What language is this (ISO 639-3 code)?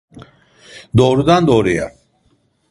tur